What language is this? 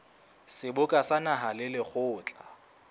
Southern Sotho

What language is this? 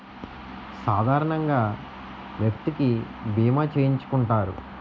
Telugu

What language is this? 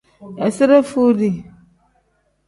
Tem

